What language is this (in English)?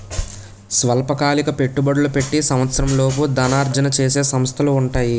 Telugu